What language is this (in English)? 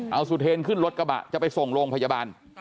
Thai